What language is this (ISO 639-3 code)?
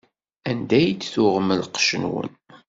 kab